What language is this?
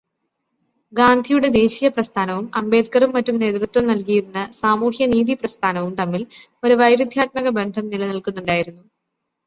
Malayalam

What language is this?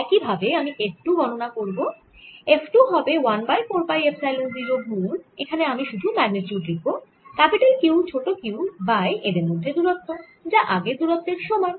Bangla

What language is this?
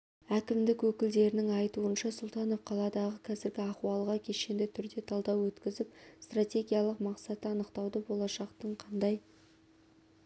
Kazakh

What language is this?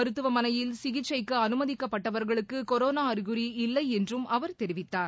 Tamil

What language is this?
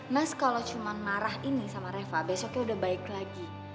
Indonesian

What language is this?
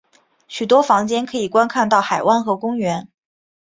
Chinese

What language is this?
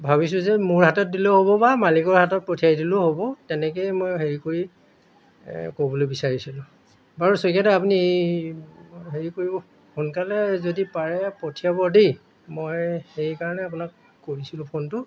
Assamese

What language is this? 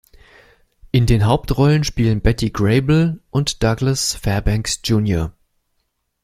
German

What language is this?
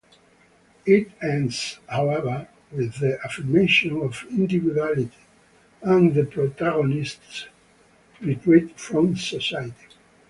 English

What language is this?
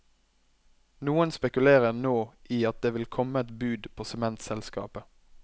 Norwegian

